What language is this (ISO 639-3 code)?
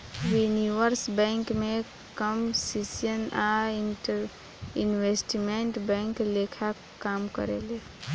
bho